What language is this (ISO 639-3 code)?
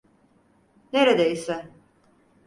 tur